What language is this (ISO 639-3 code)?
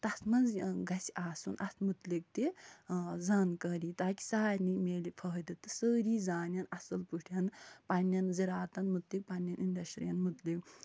kas